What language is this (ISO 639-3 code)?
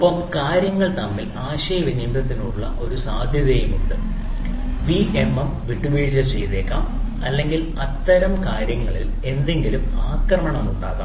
mal